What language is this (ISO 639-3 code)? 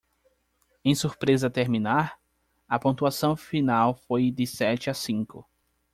por